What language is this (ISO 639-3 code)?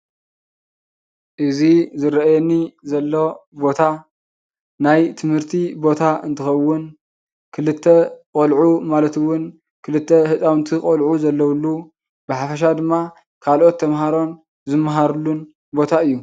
tir